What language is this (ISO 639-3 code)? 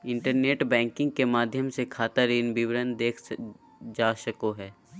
mag